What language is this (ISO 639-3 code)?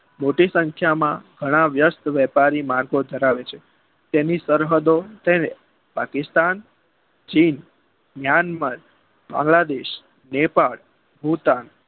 guj